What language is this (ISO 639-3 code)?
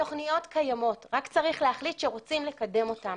heb